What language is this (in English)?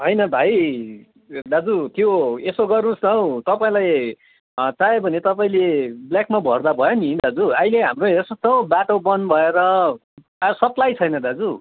Nepali